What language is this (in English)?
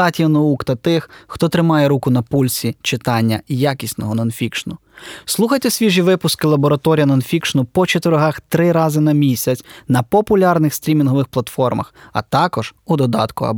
Ukrainian